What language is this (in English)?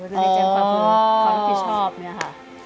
Thai